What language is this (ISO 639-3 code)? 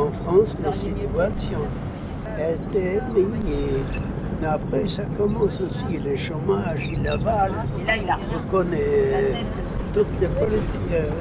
fra